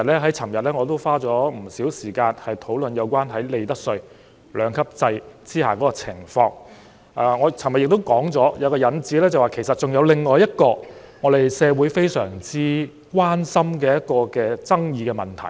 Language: Cantonese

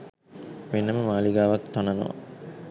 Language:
Sinhala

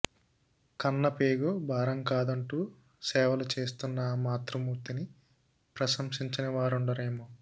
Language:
Telugu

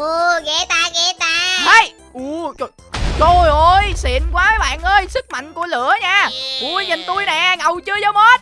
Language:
Vietnamese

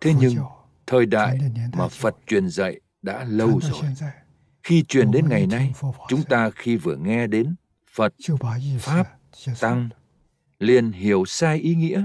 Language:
Vietnamese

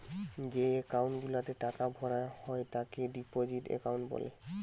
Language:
Bangla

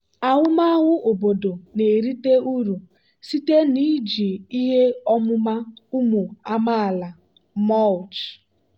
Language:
Igbo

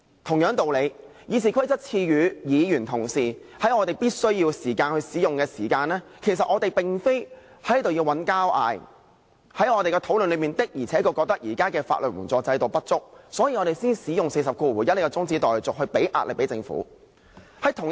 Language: Cantonese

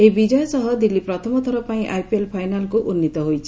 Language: Odia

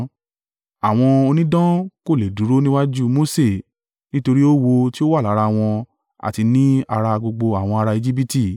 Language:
Yoruba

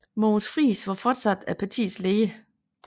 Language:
Danish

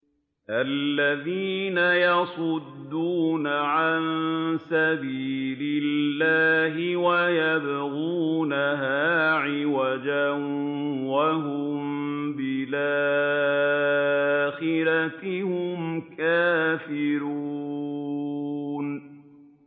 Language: Arabic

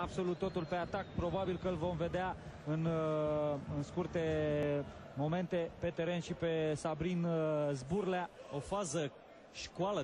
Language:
Romanian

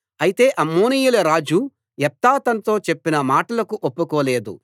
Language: Telugu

